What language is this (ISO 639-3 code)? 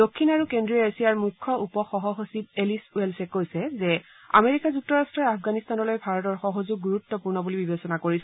asm